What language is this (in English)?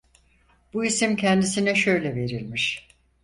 Turkish